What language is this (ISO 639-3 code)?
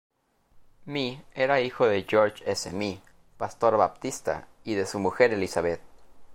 spa